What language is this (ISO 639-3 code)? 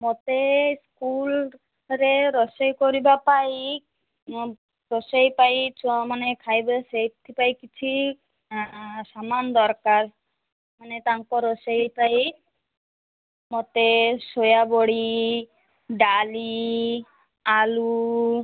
ori